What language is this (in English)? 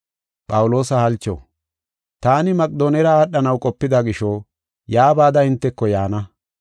Gofa